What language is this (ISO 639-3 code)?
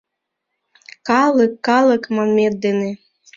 chm